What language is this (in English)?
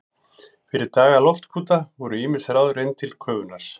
Icelandic